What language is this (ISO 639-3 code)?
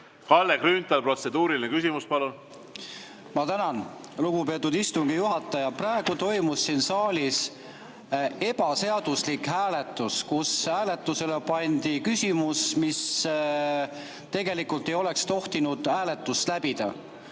est